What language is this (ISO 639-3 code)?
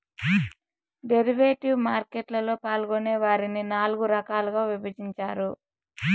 tel